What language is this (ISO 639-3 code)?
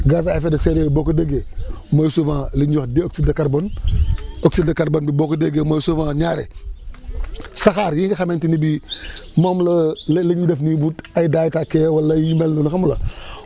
wol